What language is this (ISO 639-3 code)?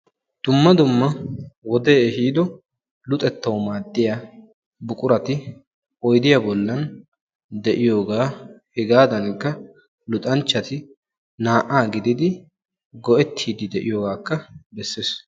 wal